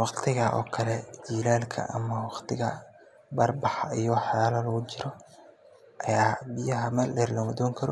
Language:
Somali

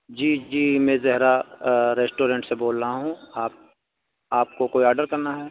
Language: Urdu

